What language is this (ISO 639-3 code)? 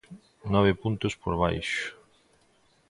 glg